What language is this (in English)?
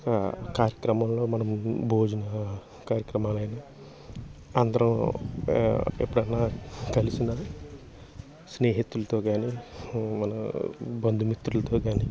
Telugu